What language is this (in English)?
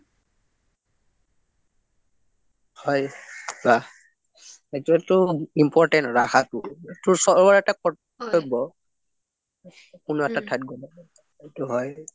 Assamese